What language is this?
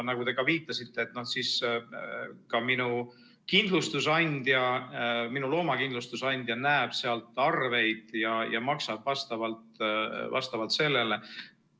Estonian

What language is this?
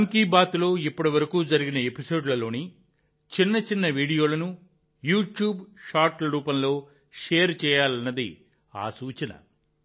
Telugu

